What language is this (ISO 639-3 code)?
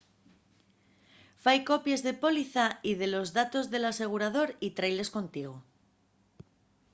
ast